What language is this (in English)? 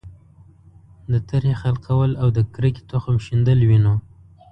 Pashto